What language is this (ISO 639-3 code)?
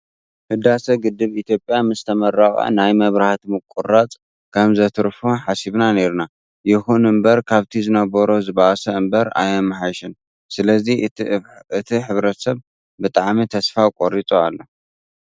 tir